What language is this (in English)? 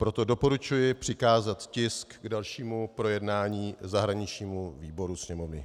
Czech